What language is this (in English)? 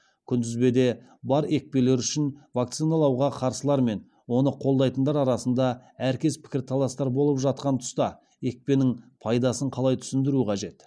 Kazakh